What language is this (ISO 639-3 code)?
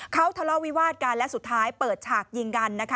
tha